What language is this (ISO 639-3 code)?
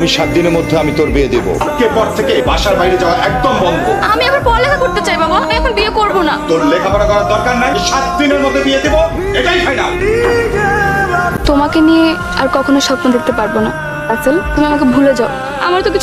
ara